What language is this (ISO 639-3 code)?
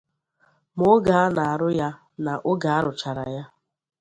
ibo